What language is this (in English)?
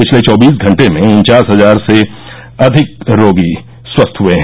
Hindi